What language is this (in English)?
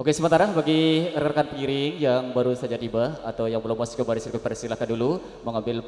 Indonesian